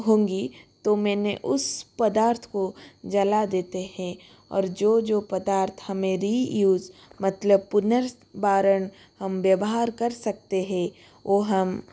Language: Hindi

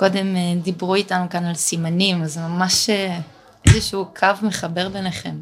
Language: Hebrew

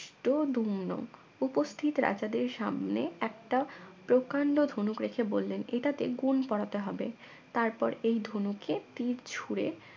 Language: Bangla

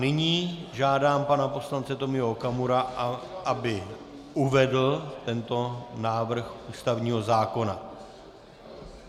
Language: Czech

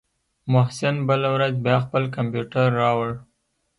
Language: Pashto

